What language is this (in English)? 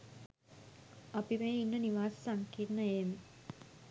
Sinhala